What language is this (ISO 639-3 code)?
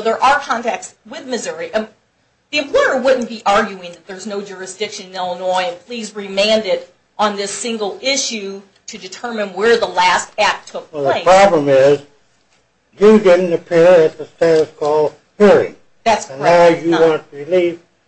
eng